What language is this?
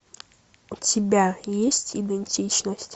Russian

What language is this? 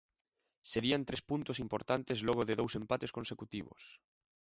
Galician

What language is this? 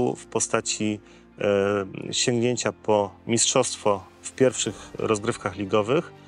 Polish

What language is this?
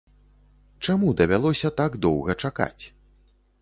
Belarusian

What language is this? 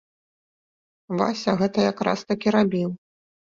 Belarusian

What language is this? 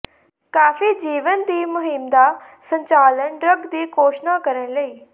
Punjabi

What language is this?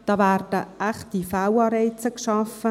Swiss German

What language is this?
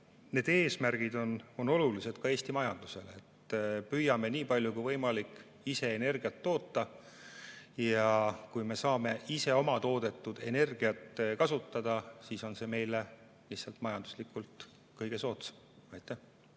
Estonian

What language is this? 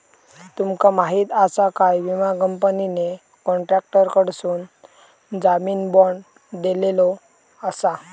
Marathi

